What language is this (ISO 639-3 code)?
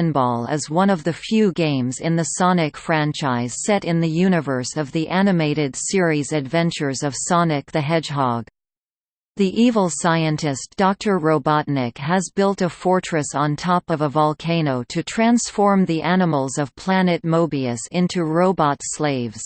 eng